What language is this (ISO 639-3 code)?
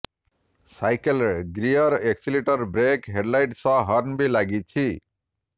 ori